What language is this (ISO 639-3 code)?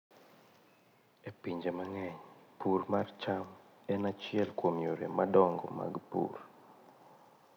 luo